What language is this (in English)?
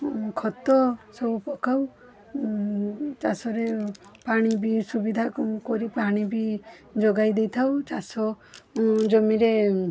Odia